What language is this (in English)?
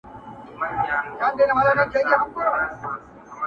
Pashto